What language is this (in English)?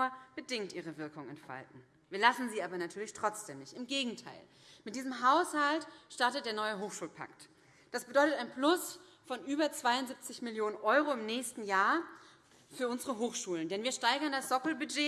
German